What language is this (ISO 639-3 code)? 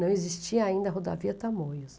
por